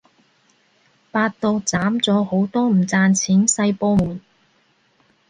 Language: Cantonese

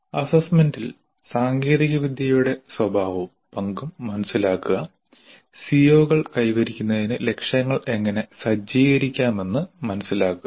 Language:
Malayalam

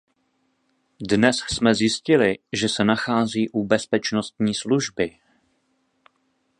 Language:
Czech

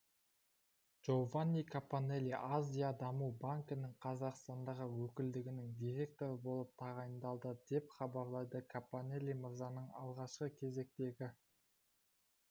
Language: Kazakh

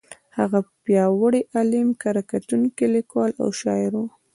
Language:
Pashto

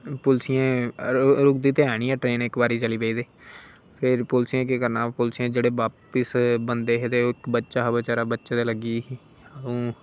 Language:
Dogri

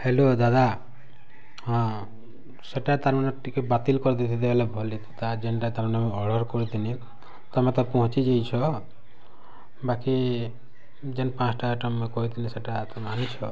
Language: Odia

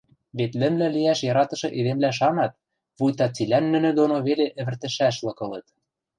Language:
Western Mari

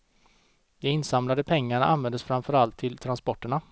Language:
Swedish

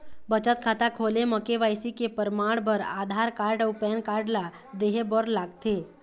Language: Chhattisgarhi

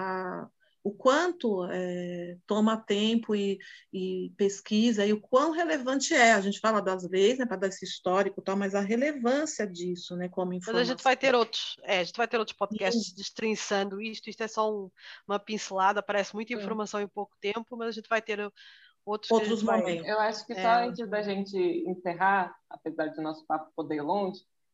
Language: Portuguese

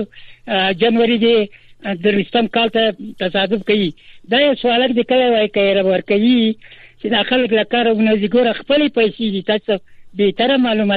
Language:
Persian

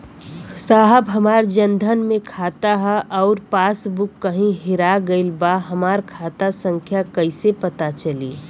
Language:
Bhojpuri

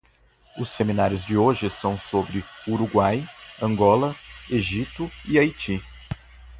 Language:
Portuguese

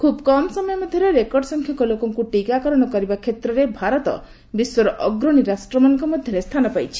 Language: Odia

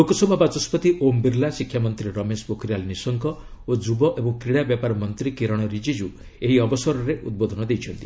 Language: Odia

